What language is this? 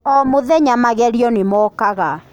Kikuyu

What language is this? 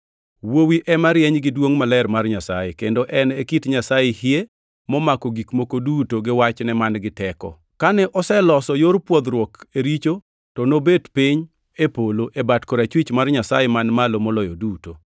Luo (Kenya and Tanzania)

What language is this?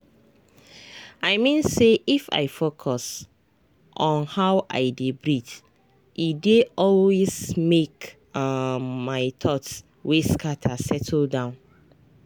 Nigerian Pidgin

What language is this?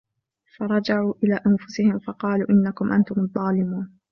Arabic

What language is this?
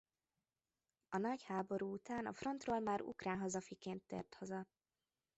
Hungarian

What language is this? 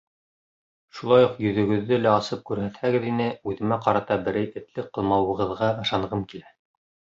Bashkir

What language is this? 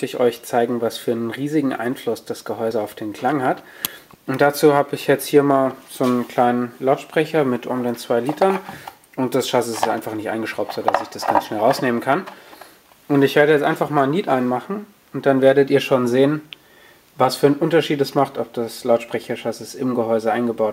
German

